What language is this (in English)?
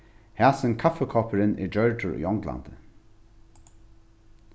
Faroese